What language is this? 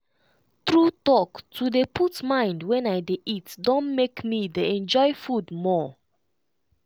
Nigerian Pidgin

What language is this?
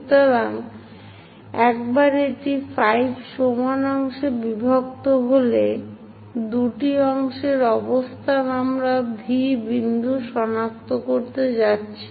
Bangla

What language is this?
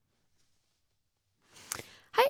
Norwegian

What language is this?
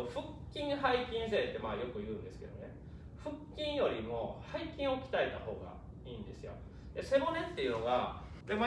Japanese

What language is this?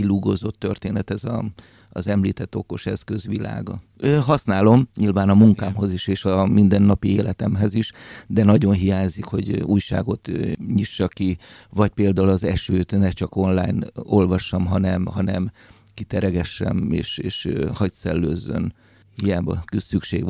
Hungarian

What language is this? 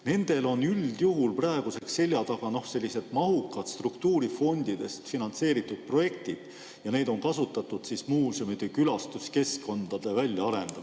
Estonian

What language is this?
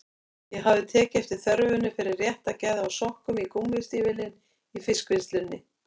Icelandic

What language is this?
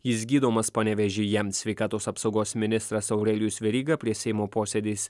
Lithuanian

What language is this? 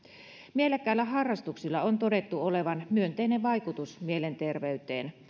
Finnish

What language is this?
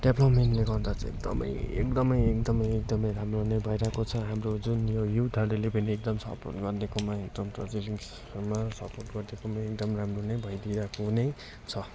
Nepali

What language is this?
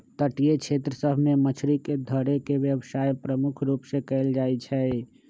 Magahi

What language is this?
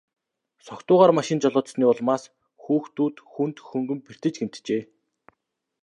Mongolian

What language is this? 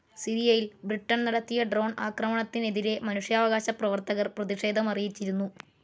Malayalam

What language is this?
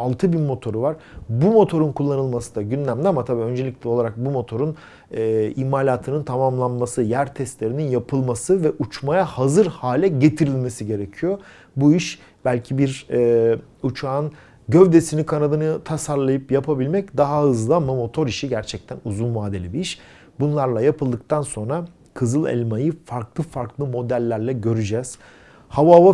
Turkish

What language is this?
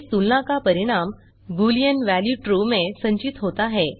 Hindi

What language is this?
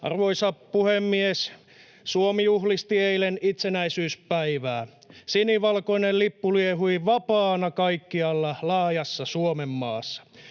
Finnish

